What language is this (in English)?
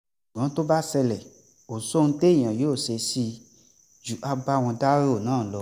Yoruba